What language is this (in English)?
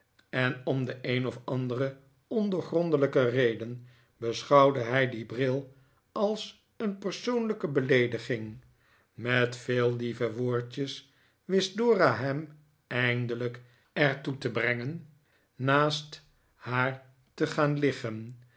Dutch